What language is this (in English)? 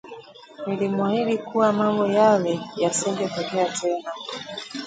Swahili